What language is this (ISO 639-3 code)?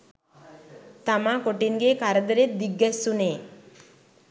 sin